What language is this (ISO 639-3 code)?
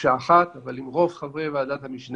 heb